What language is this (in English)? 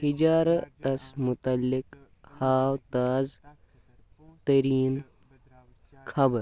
Kashmiri